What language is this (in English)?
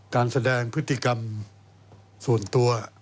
Thai